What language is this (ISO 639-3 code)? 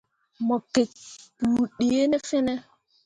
mua